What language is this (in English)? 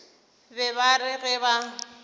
Northern Sotho